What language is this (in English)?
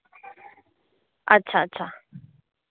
Dogri